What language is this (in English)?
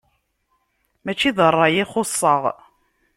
Kabyle